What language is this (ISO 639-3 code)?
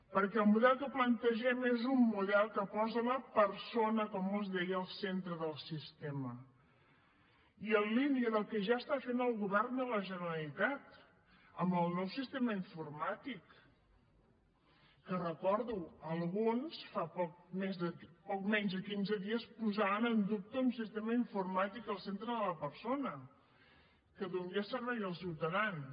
cat